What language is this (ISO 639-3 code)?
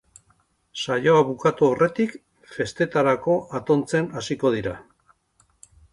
eus